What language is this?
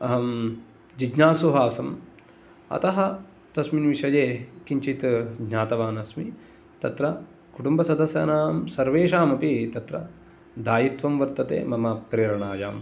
Sanskrit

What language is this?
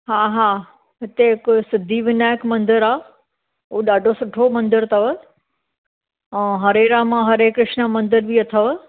Sindhi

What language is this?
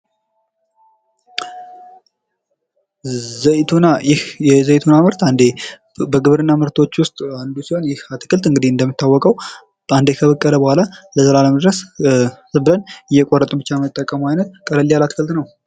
Amharic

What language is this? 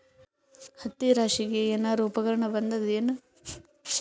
Kannada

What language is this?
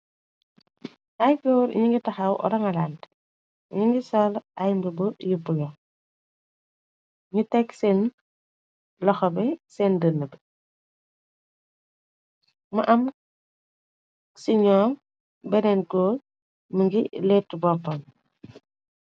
Wolof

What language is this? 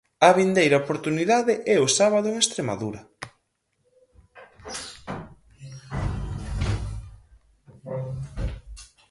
Galician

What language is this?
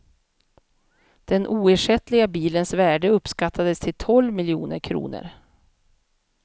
Swedish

